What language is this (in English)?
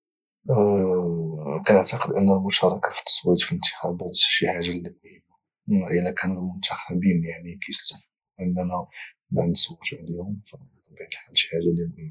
Moroccan Arabic